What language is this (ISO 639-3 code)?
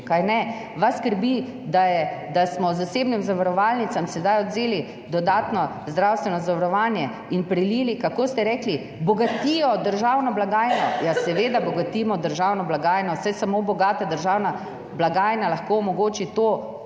slv